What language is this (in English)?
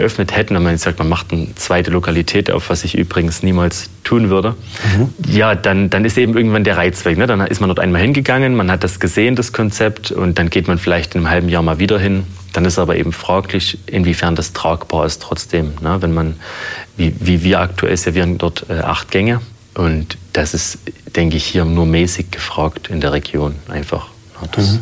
German